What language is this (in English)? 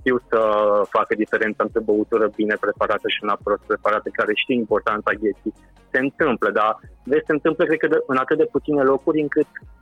Romanian